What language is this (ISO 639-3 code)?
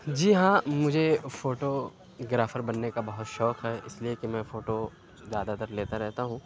urd